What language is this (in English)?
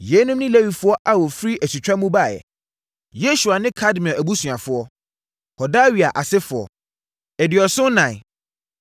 Akan